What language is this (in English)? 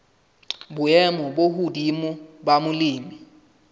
Southern Sotho